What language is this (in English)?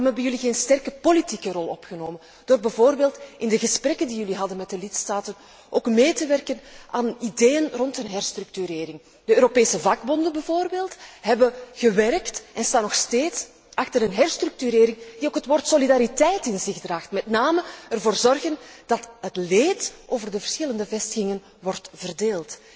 Dutch